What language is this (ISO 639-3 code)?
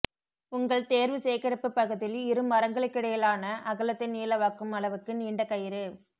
tam